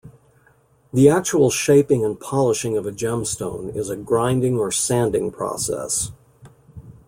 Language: English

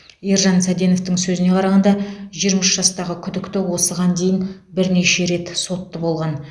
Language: Kazakh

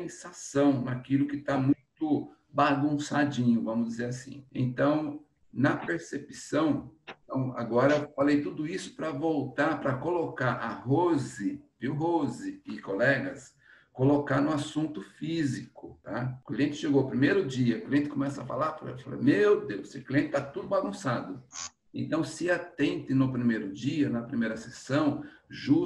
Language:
Portuguese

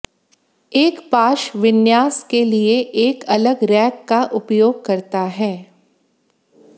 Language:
Hindi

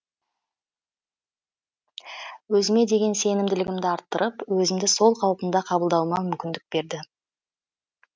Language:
Kazakh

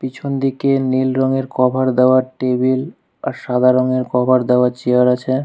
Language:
Bangla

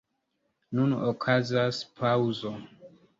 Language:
Esperanto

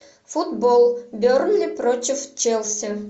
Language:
Russian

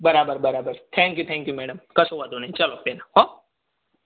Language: Gujarati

